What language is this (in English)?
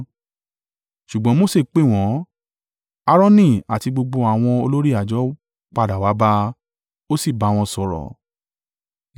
Yoruba